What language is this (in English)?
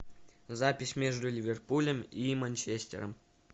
Russian